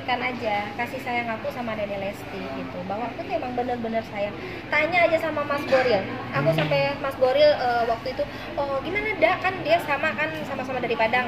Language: Indonesian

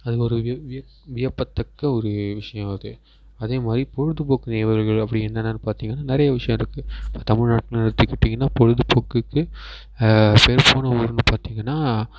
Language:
Tamil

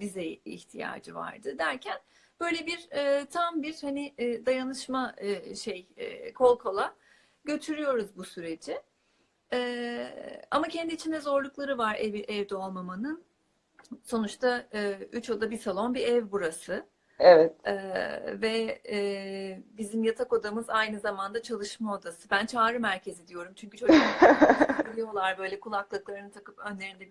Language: Turkish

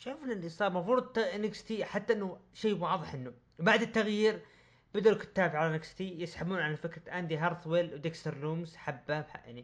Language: Arabic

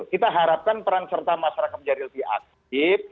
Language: Indonesian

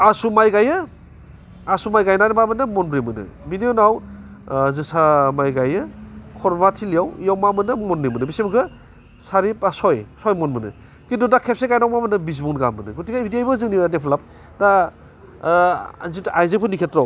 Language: Bodo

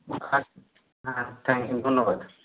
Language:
Bangla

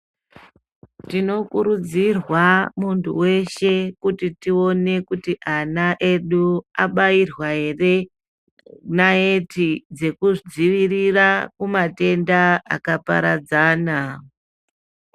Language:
Ndau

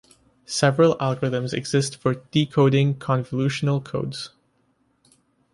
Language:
English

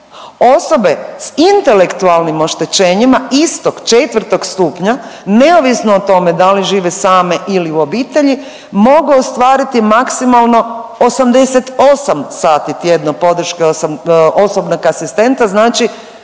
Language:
Croatian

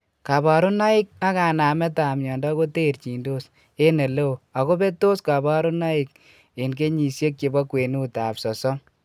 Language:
Kalenjin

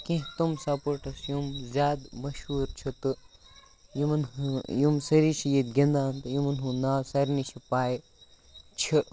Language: Kashmiri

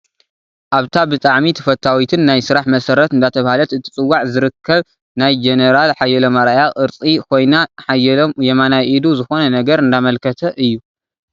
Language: Tigrinya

